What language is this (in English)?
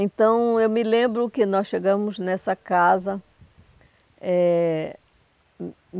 Portuguese